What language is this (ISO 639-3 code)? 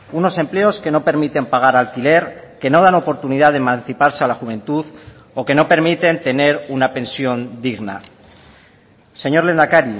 spa